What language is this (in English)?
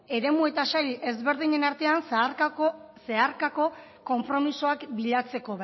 Basque